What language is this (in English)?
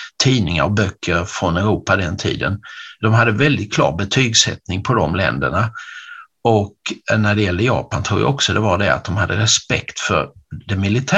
Swedish